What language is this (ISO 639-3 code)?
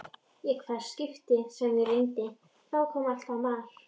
isl